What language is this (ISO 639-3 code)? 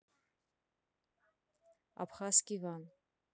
rus